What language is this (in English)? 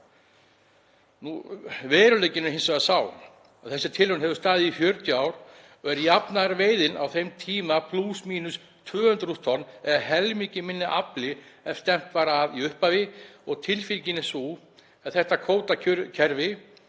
Icelandic